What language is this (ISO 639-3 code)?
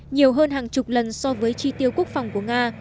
vie